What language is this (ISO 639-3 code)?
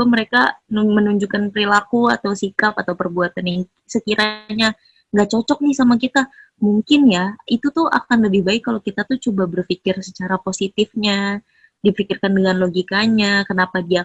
ind